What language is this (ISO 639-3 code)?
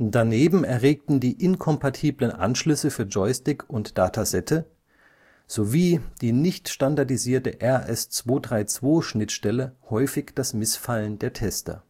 deu